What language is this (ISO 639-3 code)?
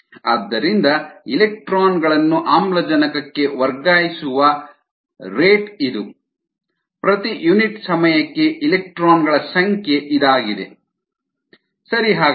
kan